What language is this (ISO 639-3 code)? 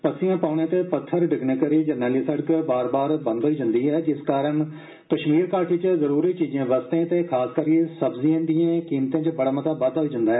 doi